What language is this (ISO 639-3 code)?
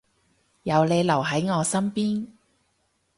yue